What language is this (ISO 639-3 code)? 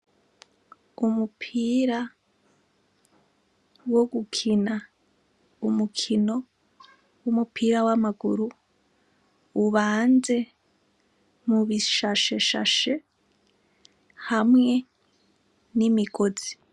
run